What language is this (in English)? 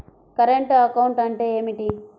Telugu